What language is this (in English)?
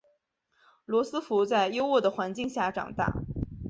Chinese